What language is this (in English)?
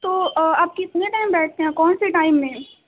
Urdu